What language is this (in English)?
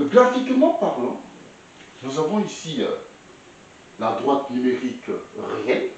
French